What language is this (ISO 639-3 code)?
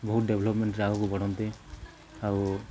ori